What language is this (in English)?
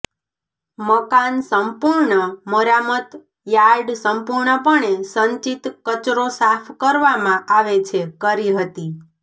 Gujarati